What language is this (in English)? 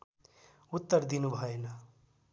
Nepali